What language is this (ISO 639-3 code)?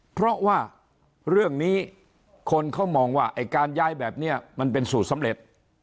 tha